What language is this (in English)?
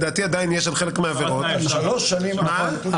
Hebrew